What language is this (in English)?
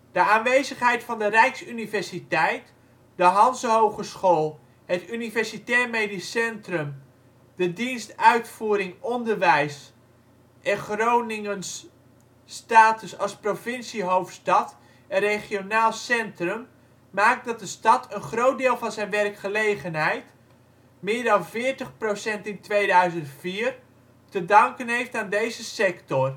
Dutch